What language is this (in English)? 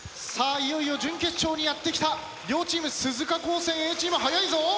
Japanese